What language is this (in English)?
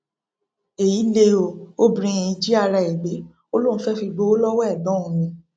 Yoruba